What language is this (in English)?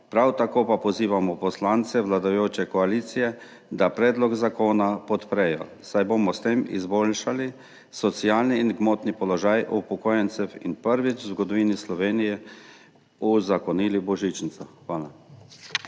Slovenian